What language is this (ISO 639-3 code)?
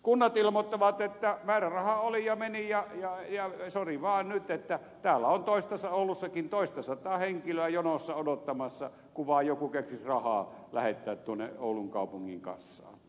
fin